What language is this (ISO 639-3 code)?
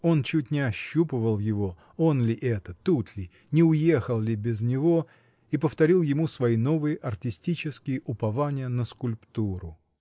rus